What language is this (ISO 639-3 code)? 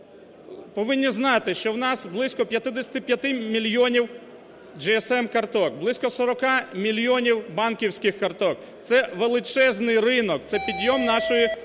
ukr